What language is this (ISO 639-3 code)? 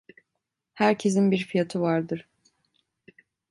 tur